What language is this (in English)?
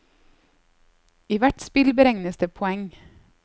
Norwegian